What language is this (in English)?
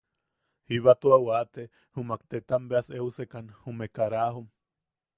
Yaqui